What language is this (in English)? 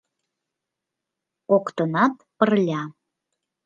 Mari